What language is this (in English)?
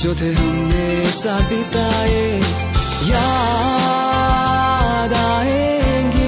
Hindi